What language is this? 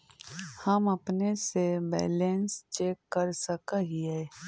Magahi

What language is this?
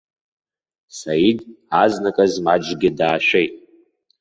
Abkhazian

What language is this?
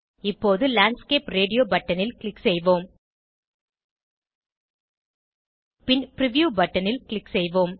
Tamil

